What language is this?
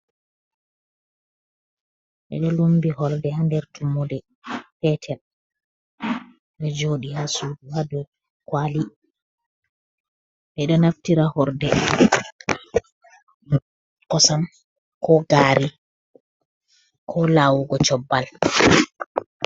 Fula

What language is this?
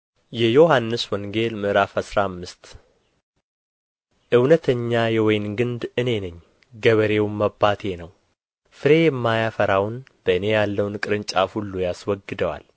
Amharic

